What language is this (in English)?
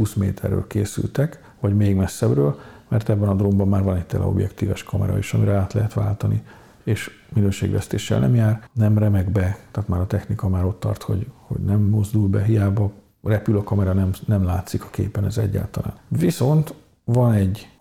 Hungarian